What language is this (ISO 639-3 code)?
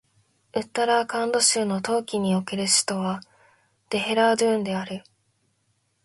jpn